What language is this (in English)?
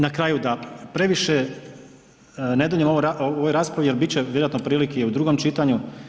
Croatian